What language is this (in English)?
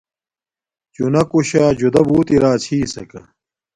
Domaaki